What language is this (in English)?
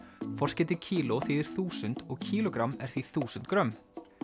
Icelandic